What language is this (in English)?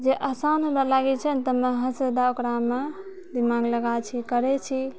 Maithili